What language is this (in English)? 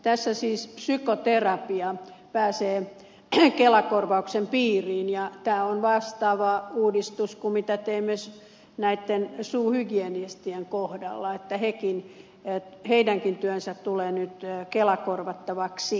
Finnish